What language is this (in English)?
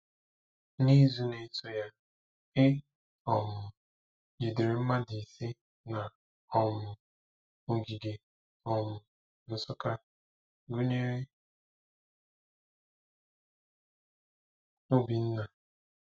Igbo